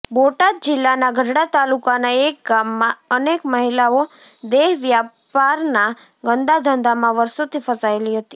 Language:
Gujarati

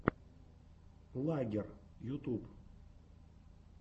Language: Russian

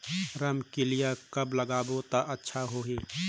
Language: Chhattisgarhi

